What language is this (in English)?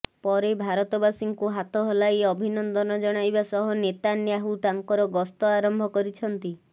Odia